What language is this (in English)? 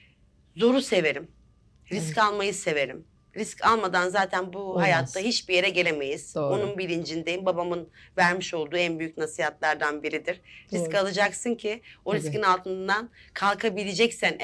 Turkish